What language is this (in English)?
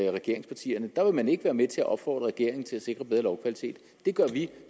Danish